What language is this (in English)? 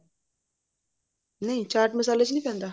Punjabi